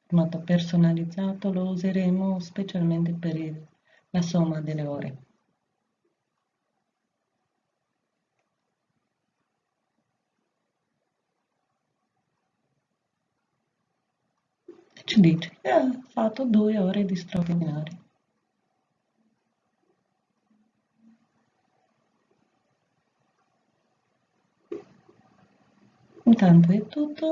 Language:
Italian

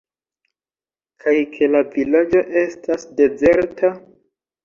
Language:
Esperanto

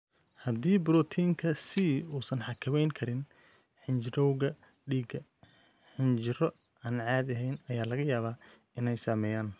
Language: Somali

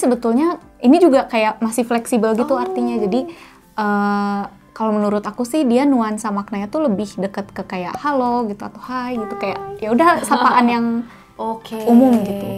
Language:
Indonesian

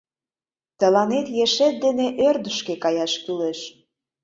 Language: Mari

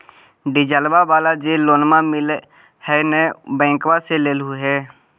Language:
Magahi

